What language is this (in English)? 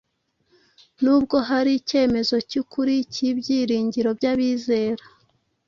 Kinyarwanda